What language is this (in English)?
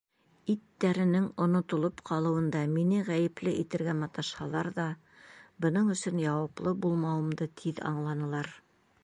Bashkir